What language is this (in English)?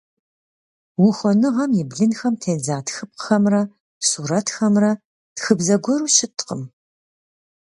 Kabardian